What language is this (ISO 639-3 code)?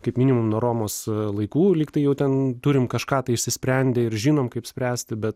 lit